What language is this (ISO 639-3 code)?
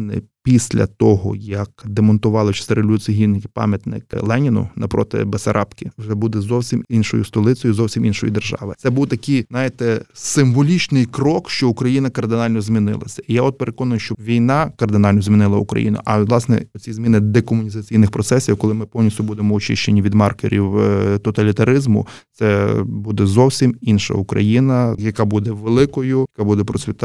ukr